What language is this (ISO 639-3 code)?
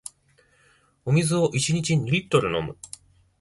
jpn